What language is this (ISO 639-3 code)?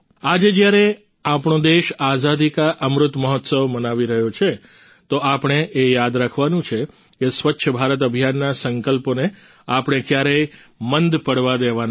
guj